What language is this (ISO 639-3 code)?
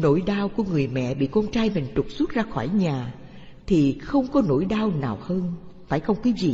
vie